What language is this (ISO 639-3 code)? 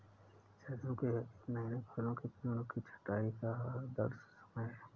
hin